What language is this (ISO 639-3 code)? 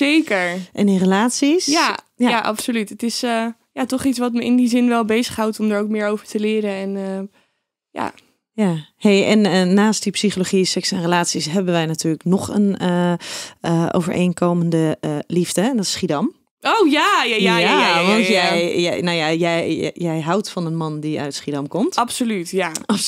nld